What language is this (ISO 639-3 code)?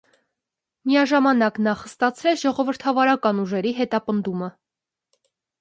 hye